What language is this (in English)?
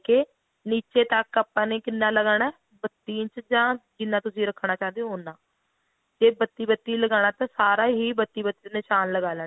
Punjabi